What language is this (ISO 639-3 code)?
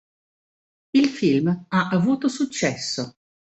ita